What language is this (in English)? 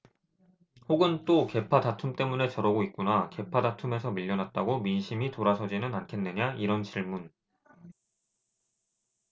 Korean